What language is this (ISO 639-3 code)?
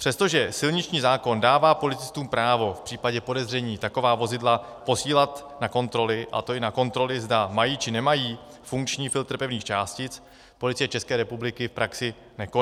ces